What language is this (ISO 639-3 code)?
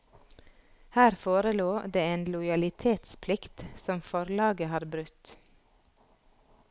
nor